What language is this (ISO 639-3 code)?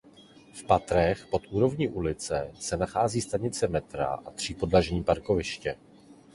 ces